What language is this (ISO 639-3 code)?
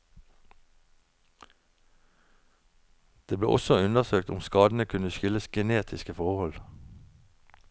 nor